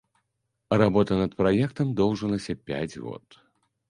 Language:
Belarusian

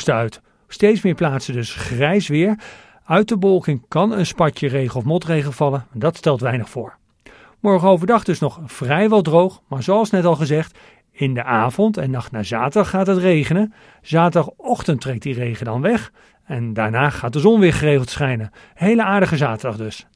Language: Dutch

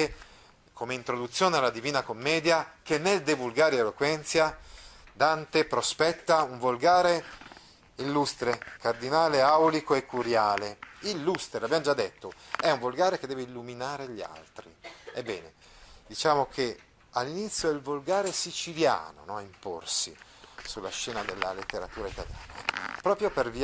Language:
Italian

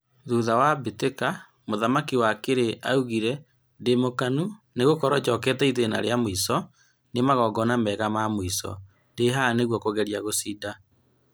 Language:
Kikuyu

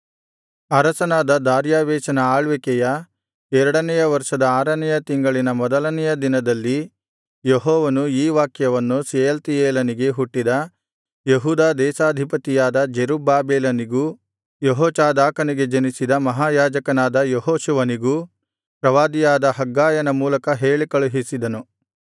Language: Kannada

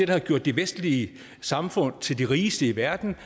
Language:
Danish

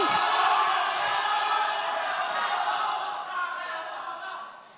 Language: Indonesian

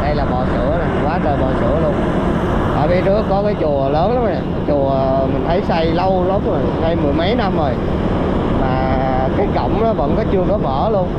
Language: Vietnamese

